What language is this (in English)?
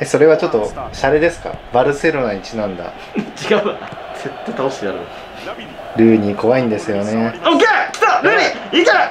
Japanese